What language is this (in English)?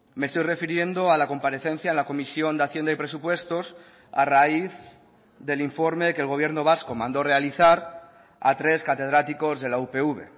Spanish